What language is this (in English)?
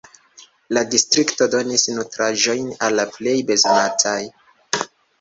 Esperanto